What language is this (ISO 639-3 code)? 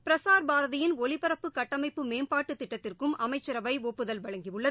tam